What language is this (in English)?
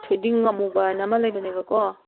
Manipuri